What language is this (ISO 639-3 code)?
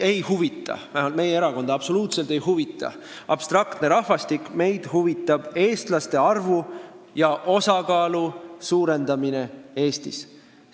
est